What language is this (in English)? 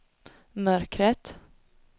Swedish